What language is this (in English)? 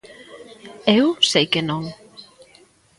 Galician